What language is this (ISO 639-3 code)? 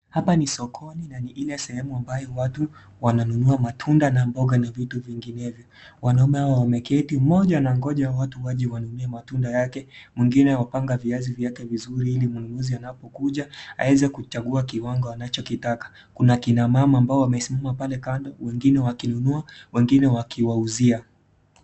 swa